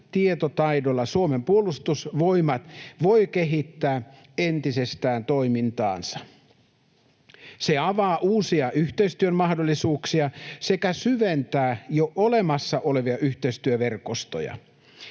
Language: Finnish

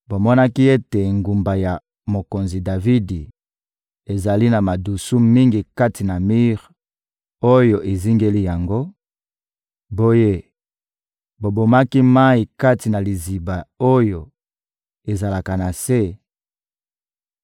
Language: Lingala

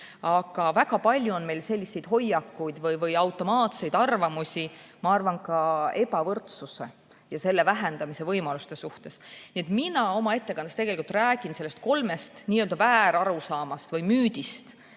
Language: Estonian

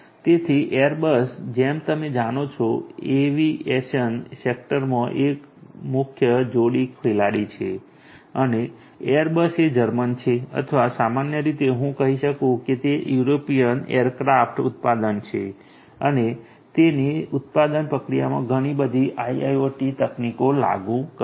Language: Gujarati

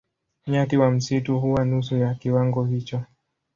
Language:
Swahili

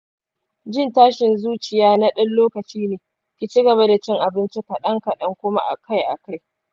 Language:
Hausa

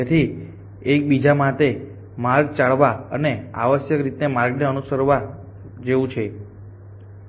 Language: Gujarati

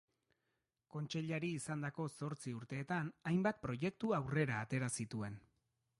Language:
Basque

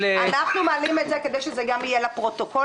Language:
Hebrew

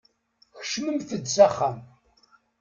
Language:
Kabyle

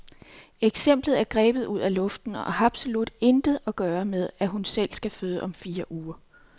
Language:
Danish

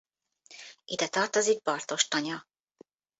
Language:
Hungarian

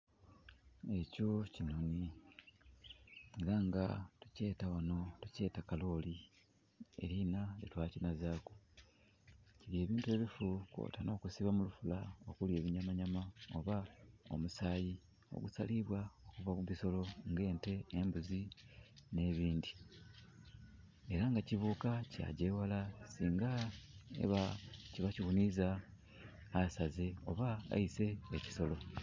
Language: Soga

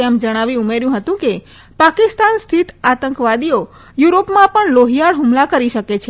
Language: Gujarati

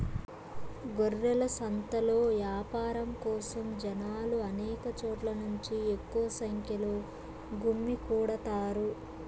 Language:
Telugu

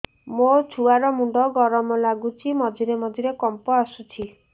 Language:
Odia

